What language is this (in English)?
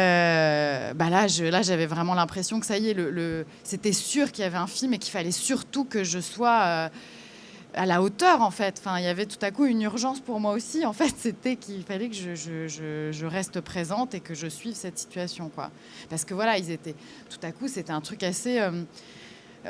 French